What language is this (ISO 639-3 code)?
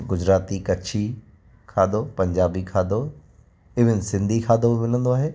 snd